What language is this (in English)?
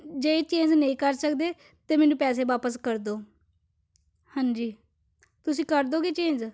Punjabi